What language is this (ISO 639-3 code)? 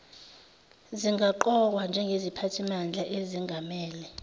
zul